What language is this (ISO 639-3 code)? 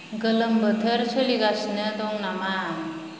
brx